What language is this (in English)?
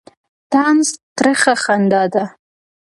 Pashto